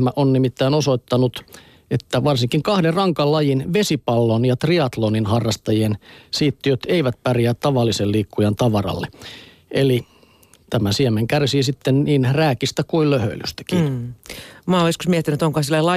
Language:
Finnish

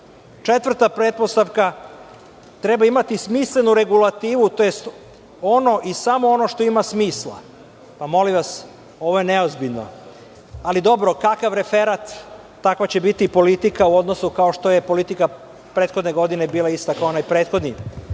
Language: Serbian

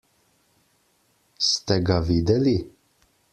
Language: Slovenian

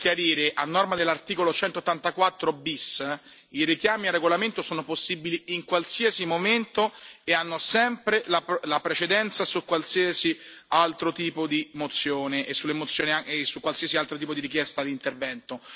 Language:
Italian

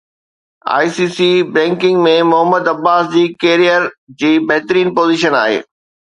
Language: Sindhi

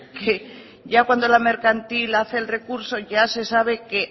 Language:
Spanish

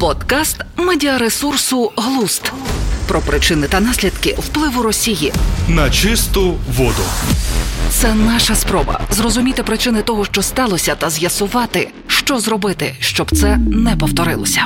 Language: Ukrainian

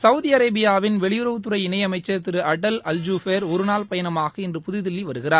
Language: Tamil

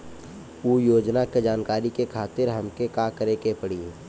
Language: Bhojpuri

